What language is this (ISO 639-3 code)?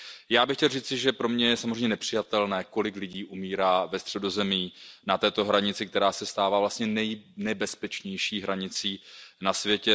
ces